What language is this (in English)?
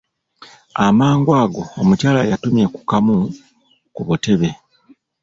Ganda